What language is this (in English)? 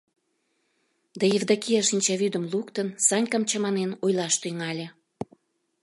Mari